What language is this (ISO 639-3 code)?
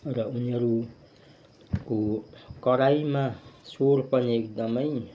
nep